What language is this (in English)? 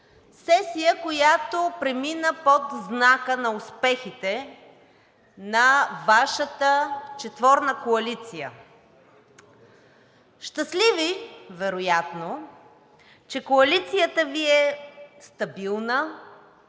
Bulgarian